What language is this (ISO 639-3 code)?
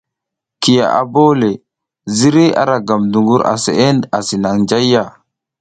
giz